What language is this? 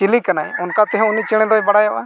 Santali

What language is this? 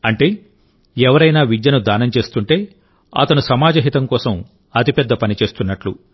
Telugu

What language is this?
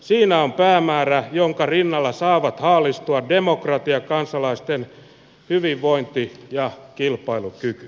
Finnish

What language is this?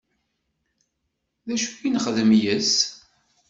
Kabyle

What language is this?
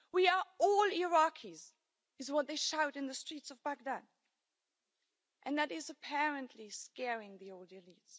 English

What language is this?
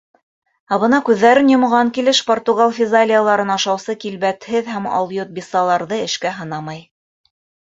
Bashkir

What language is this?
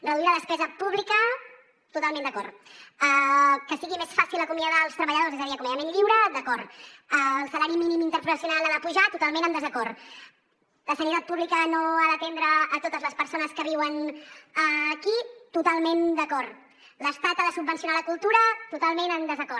Catalan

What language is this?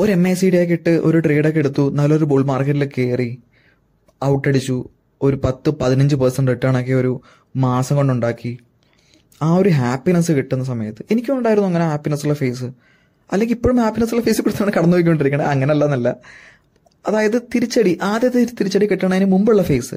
Malayalam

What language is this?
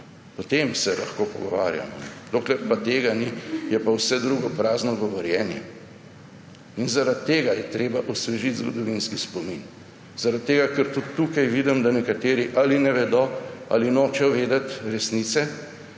Slovenian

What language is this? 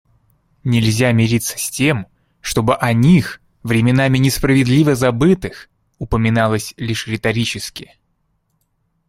Russian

